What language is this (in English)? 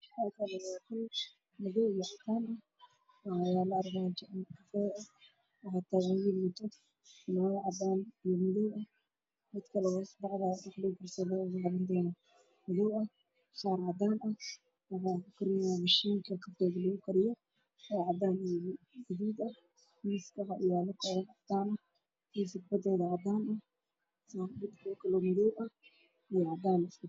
Somali